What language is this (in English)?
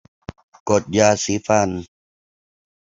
Thai